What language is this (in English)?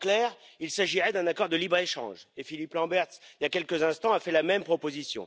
French